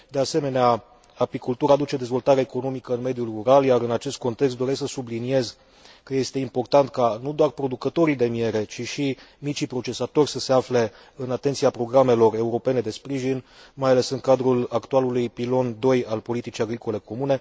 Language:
Romanian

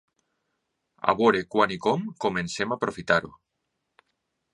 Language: Catalan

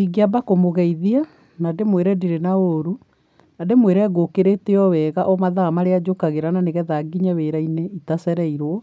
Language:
Kikuyu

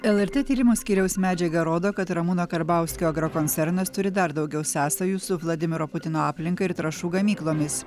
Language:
Lithuanian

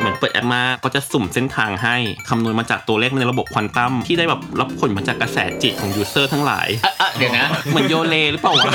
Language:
Thai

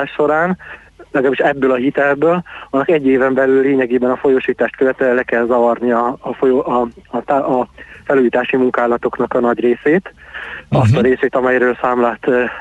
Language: Hungarian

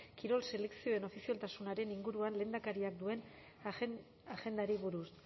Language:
Basque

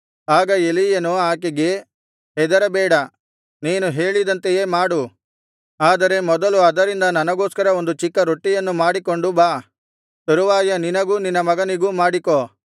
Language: Kannada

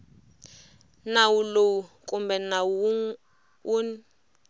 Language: Tsonga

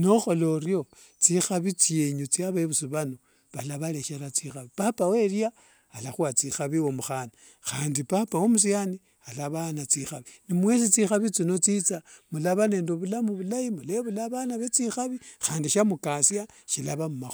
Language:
Wanga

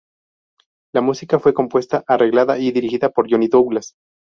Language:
Spanish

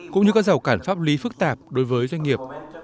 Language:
Vietnamese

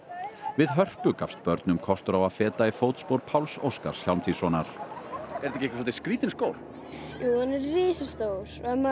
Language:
Icelandic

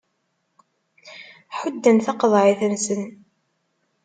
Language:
Kabyle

